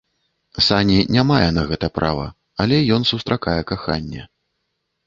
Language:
Belarusian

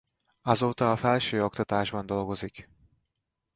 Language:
Hungarian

